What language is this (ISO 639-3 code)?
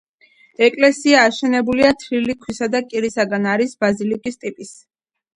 kat